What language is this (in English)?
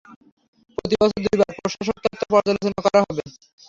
Bangla